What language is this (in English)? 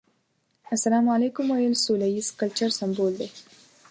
Pashto